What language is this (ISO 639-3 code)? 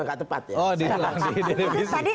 ind